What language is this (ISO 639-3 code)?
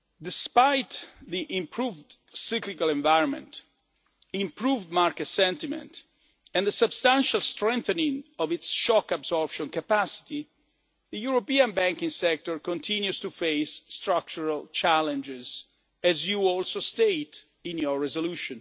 eng